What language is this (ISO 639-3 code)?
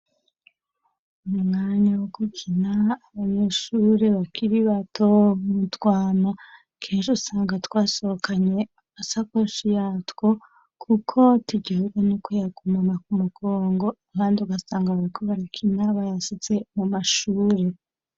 run